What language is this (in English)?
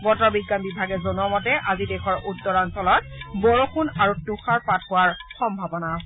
Assamese